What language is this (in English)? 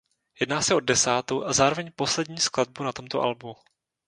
Czech